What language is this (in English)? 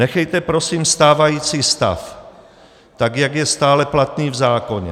Czech